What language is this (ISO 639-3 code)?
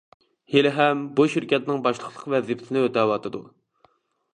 uig